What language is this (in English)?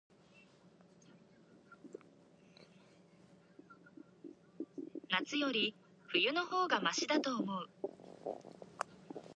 Japanese